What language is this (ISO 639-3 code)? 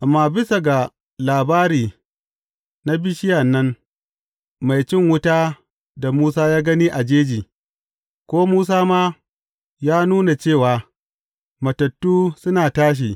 hau